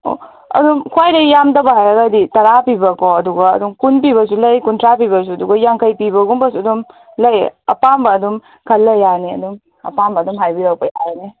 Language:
Manipuri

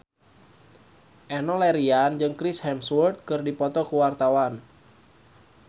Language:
Sundanese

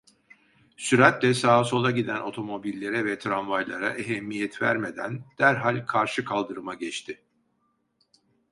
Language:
Turkish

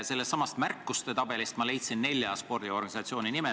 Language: Estonian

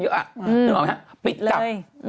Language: Thai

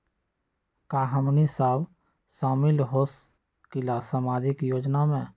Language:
Magahi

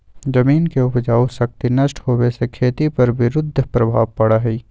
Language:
Magahi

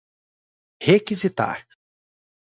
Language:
Portuguese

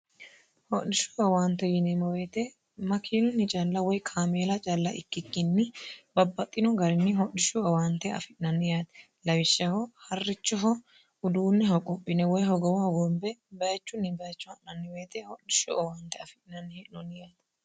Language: Sidamo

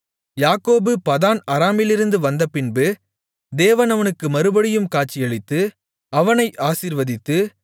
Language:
Tamil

